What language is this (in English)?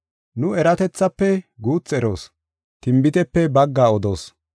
Gofa